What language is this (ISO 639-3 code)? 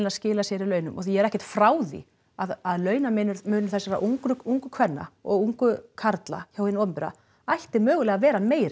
isl